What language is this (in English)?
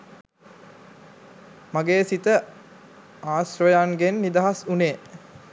Sinhala